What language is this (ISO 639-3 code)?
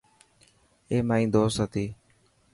mki